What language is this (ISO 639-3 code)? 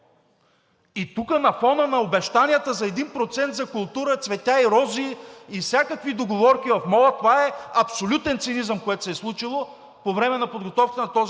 bul